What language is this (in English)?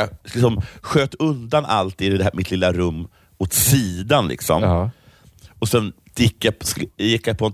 Swedish